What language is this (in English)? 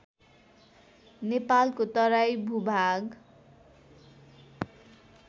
Nepali